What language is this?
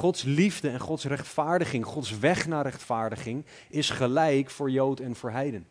Dutch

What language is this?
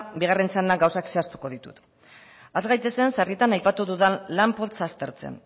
Basque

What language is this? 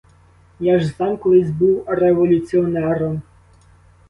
Ukrainian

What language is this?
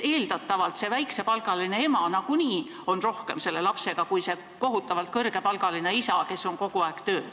Estonian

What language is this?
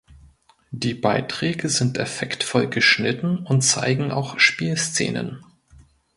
German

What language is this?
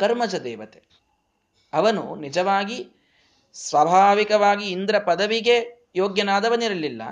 Kannada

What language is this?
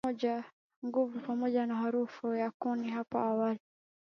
Swahili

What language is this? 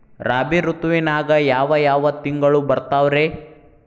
Kannada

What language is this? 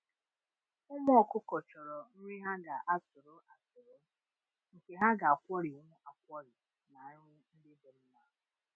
Igbo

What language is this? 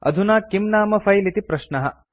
Sanskrit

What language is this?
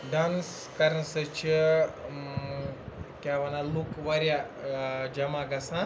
Kashmiri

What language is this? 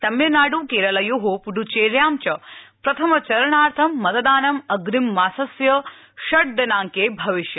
Sanskrit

